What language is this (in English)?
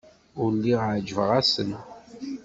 Kabyle